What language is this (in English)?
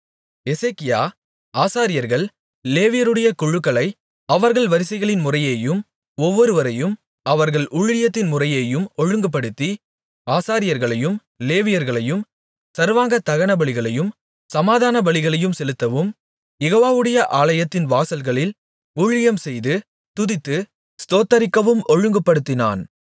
Tamil